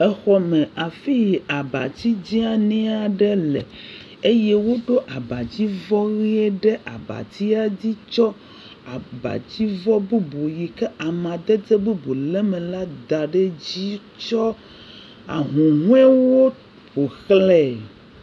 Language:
Ewe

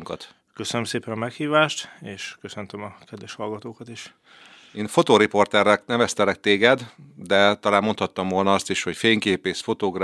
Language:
Hungarian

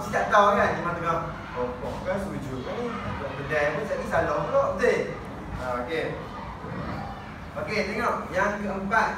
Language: Malay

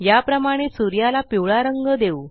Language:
Marathi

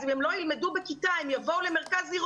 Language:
Hebrew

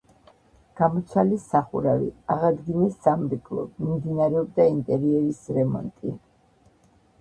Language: Georgian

